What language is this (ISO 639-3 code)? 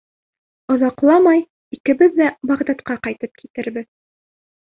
bak